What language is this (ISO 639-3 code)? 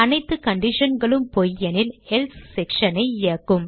tam